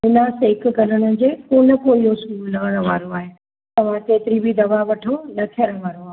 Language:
Sindhi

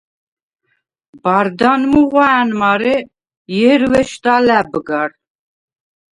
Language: Svan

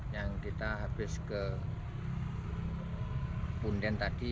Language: Indonesian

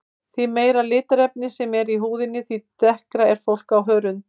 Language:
Icelandic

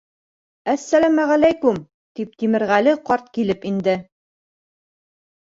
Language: Bashkir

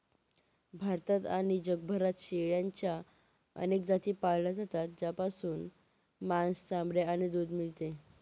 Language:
Marathi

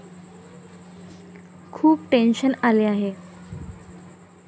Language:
Marathi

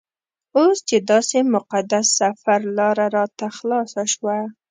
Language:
Pashto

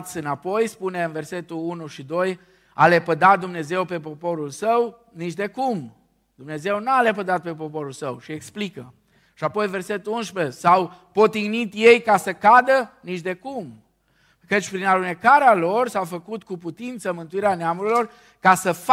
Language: Romanian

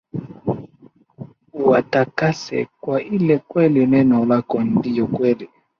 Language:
Swahili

